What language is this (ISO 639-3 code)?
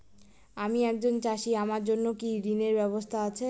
ben